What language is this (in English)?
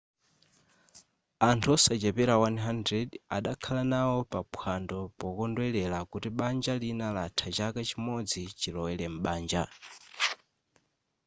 Nyanja